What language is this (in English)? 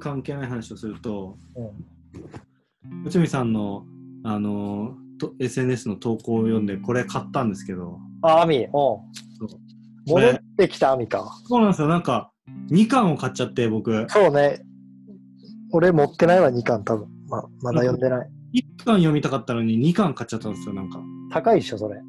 Japanese